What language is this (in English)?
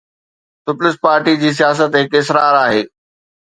Sindhi